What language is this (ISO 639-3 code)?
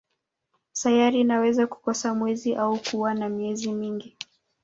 swa